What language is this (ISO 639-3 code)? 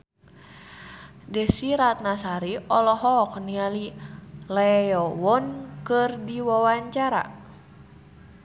sun